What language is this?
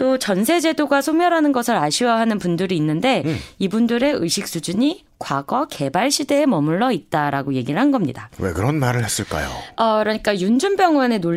Korean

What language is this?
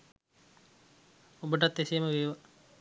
Sinhala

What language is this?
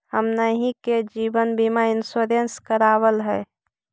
Magahi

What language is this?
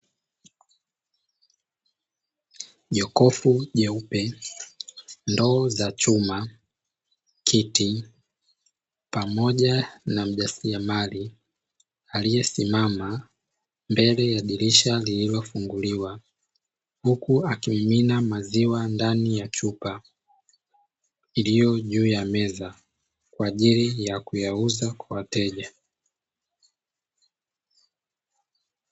Swahili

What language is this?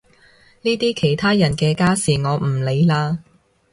Cantonese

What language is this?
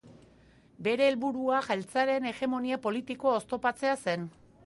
Basque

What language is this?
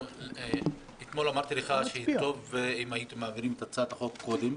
Hebrew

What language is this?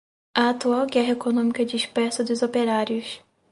Portuguese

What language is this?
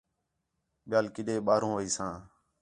Khetrani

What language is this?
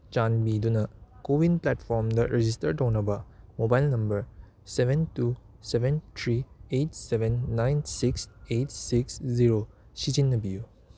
Manipuri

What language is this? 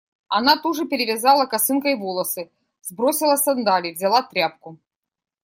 Russian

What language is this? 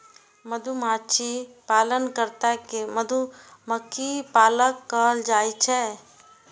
Maithili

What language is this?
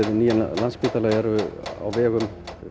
Icelandic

